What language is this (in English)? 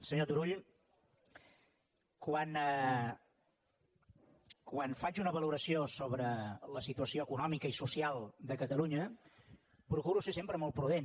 Catalan